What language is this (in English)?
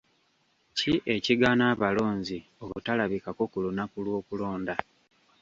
Ganda